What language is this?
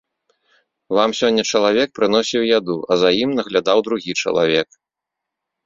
Belarusian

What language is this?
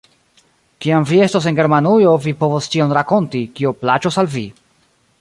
Esperanto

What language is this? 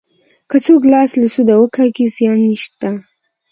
Pashto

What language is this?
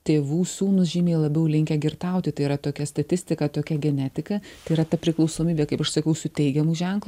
Lithuanian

